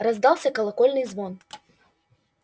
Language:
Russian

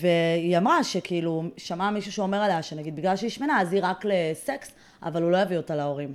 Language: Hebrew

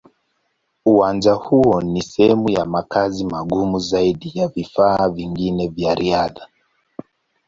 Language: Swahili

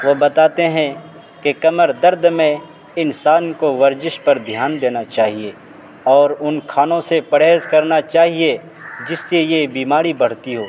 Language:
Urdu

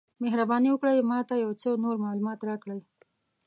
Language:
Pashto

